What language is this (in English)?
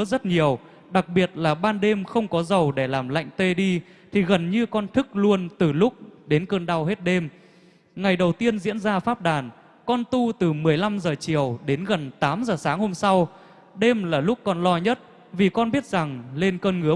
Vietnamese